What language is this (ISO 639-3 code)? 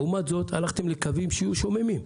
heb